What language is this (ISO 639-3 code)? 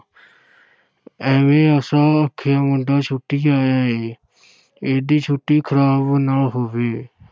pan